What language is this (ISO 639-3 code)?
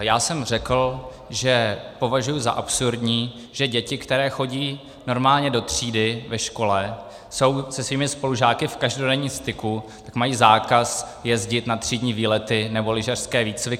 ces